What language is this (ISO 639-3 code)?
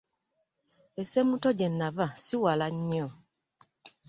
lug